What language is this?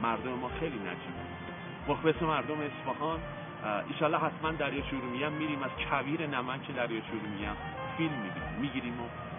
Persian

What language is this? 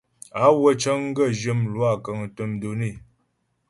Ghomala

